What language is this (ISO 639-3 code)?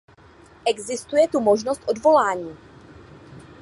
ces